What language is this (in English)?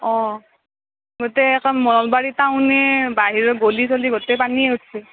Assamese